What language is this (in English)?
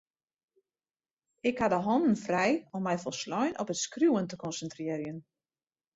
Western Frisian